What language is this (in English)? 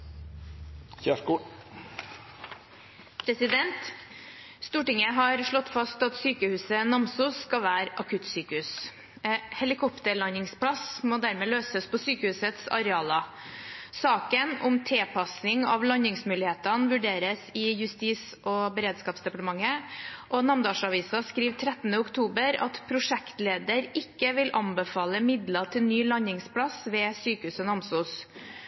Norwegian Bokmål